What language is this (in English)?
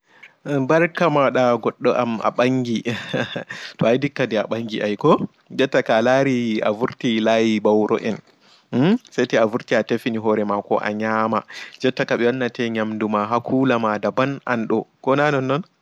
Fula